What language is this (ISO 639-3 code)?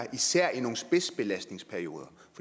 dan